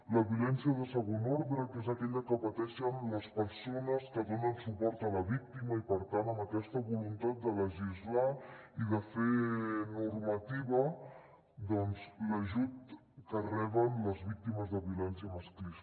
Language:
Catalan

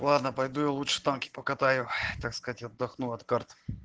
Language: Russian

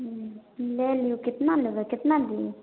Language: Maithili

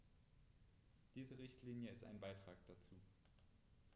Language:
German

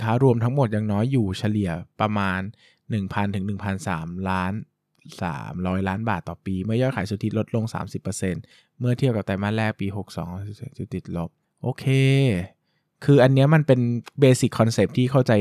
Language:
Thai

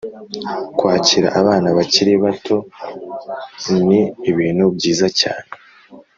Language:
Kinyarwanda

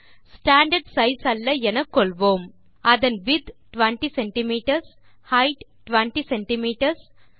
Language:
Tamil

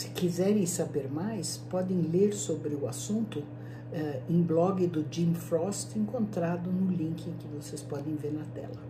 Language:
Portuguese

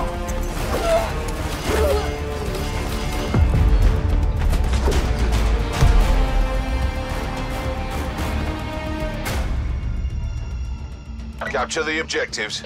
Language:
English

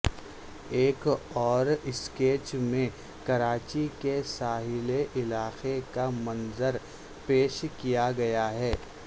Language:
Urdu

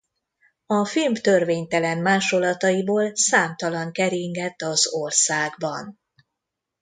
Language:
Hungarian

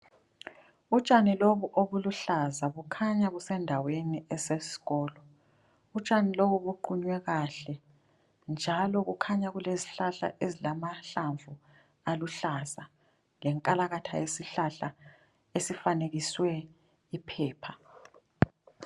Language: North Ndebele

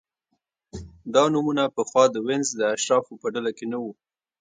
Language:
Pashto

